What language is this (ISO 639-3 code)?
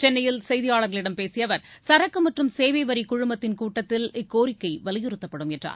tam